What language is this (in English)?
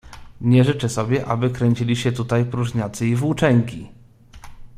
Polish